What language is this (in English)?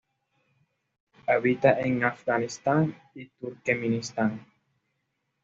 Spanish